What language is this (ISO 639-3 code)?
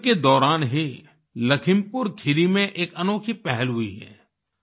hin